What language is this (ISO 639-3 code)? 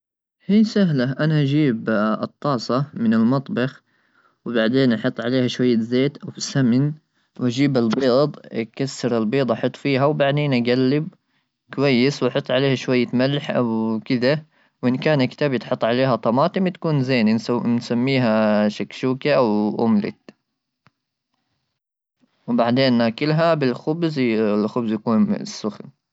afb